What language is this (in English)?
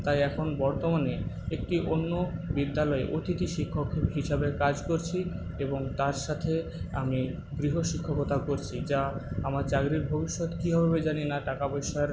Bangla